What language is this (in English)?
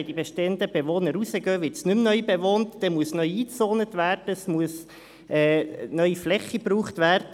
Swiss German